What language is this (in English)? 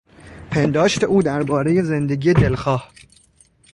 Persian